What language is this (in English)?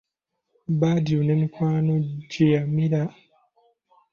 Ganda